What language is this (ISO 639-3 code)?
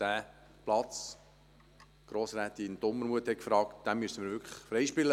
gsw